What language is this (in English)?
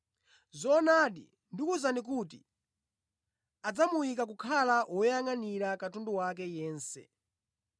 Nyanja